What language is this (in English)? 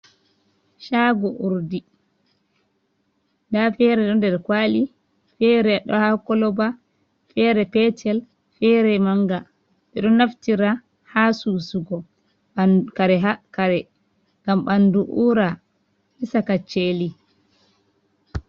Fula